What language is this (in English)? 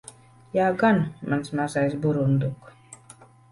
Latvian